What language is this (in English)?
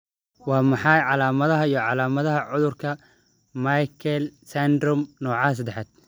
Somali